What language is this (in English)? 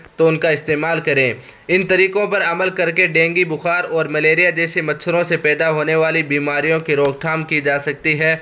Urdu